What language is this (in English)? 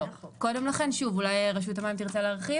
Hebrew